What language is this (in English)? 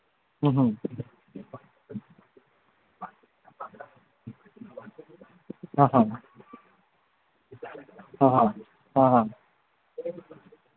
Manipuri